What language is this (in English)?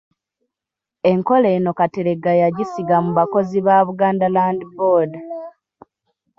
Ganda